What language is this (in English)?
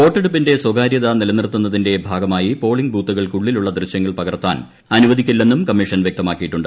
Malayalam